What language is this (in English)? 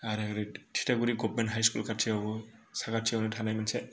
Bodo